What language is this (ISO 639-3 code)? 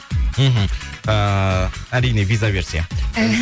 kaz